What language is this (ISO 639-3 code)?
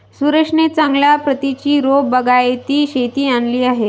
mar